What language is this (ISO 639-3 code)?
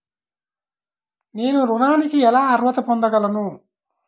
tel